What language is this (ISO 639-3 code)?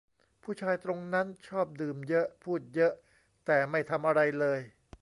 tha